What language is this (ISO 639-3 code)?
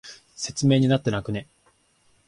jpn